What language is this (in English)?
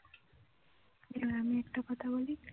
Bangla